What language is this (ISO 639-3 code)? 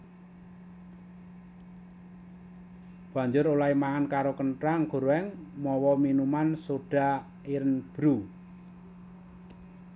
jav